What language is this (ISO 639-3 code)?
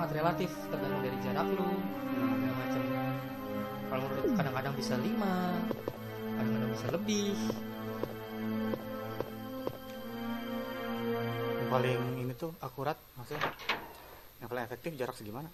ind